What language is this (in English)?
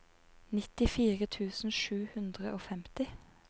Norwegian